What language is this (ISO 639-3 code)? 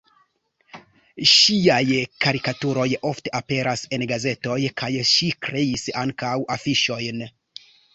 epo